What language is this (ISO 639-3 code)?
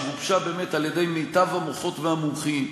heb